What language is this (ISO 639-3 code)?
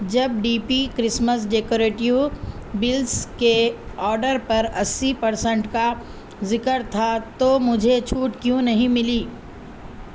urd